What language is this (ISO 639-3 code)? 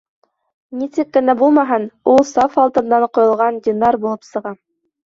bak